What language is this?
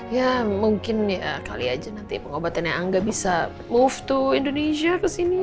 Indonesian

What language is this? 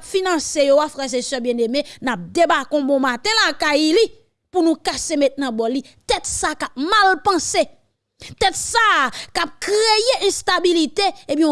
French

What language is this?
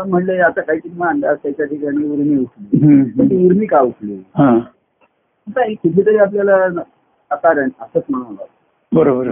Marathi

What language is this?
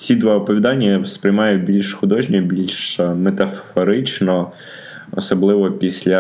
Ukrainian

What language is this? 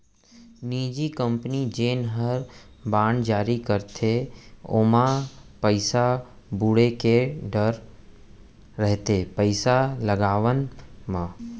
Chhattisgarhi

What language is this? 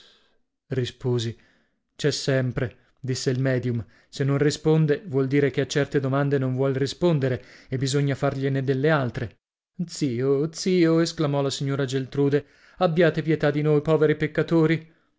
Italian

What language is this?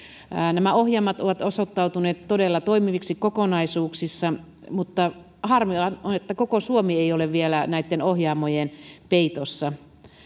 Finnish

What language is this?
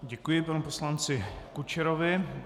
Czech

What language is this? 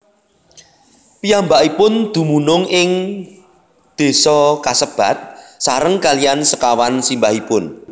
Javanese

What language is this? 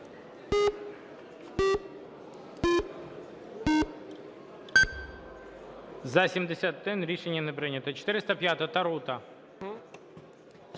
Ukrainian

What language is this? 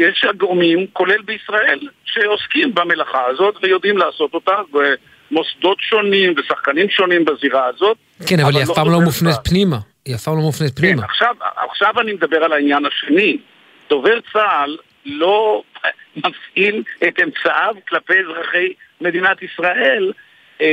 Hebrew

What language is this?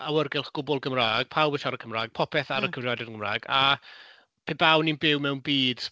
Welsh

